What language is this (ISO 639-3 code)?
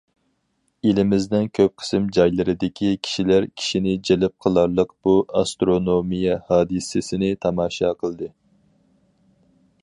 uig